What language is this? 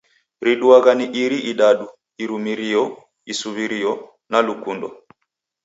Taita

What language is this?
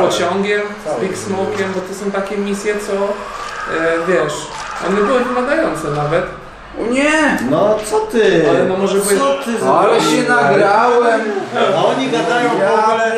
Polish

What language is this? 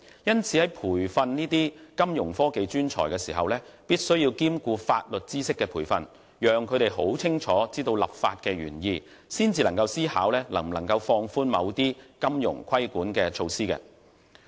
Cantonese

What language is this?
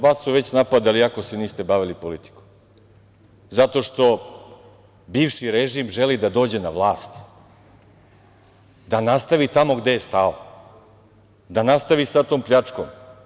Serbian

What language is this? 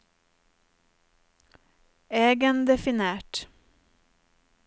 Norwegian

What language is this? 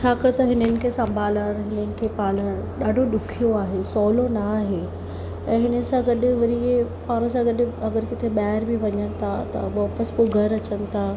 Sindhi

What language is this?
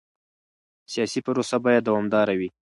Pashto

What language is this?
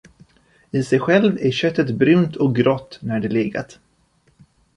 Swedish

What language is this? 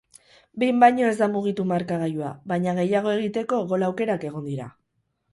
Basque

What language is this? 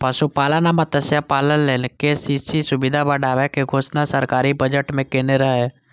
Maithili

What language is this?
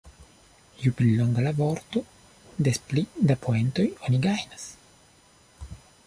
Esperanto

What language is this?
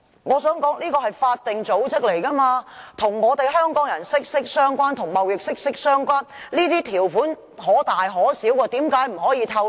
Cantonese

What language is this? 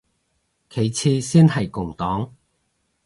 Cantonese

